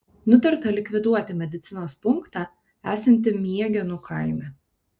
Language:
Lithuanian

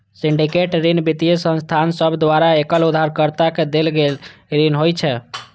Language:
Maithili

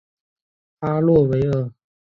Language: Chinese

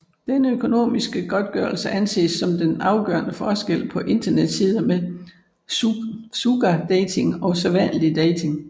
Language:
Danish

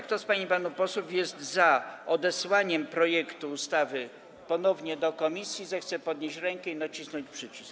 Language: Polish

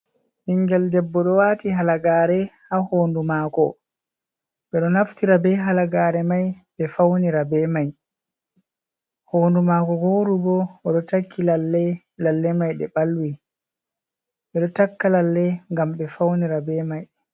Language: Fula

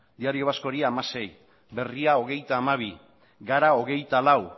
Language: Basque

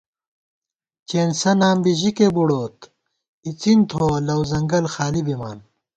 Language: Gawar-Bati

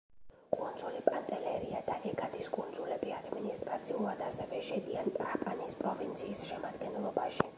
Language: Georgian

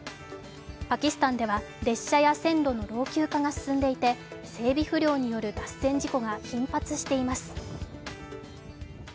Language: Japanese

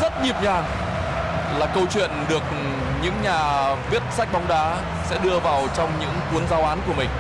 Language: Vietnamese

